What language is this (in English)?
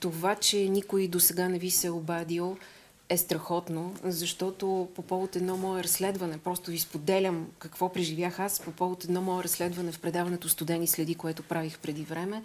Bulgarian